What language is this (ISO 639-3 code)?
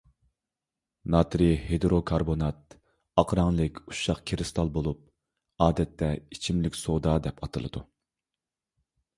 uig